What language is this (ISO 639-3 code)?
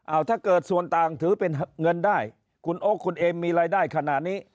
tha